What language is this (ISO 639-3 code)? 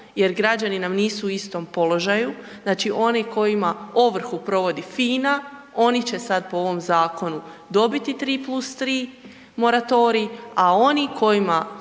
hrv